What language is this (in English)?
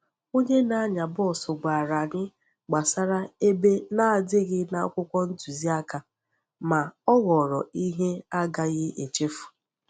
Igbo